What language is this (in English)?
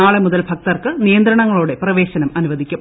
Malayalam